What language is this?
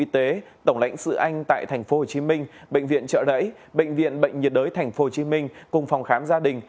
Vietnamese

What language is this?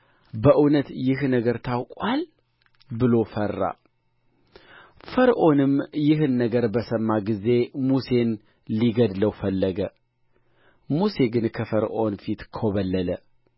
Amharic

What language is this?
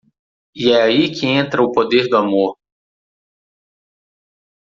Portuguese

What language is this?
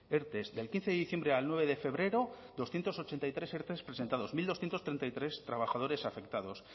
Spanish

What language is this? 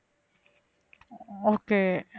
Tamil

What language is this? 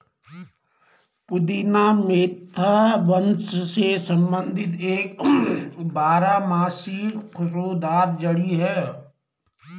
Hindi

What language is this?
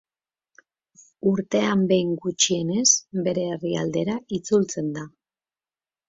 Basque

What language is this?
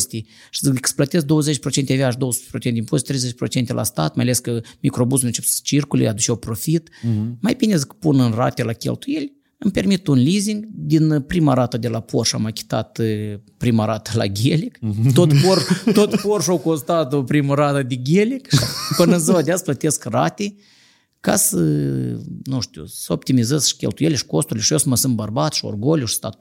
Romanian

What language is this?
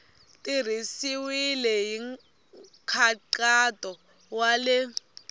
Tsonga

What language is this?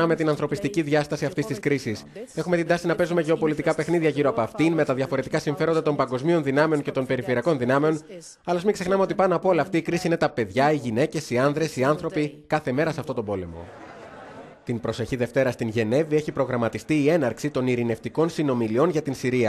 Greek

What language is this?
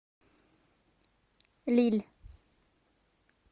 Russian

